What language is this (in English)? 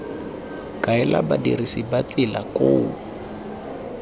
Tswana